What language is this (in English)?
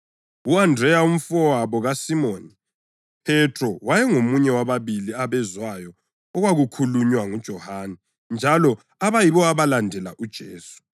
North Ndebele